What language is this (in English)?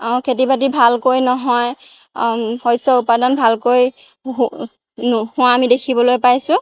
Assamese